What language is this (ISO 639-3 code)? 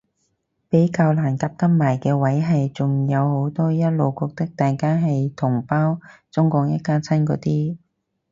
yue